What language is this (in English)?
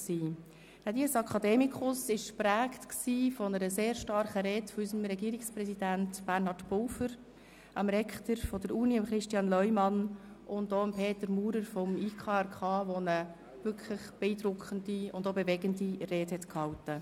Swiss German